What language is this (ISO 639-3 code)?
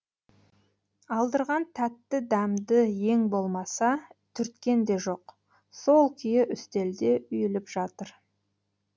kaz